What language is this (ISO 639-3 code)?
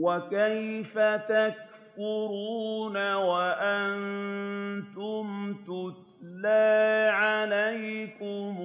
ara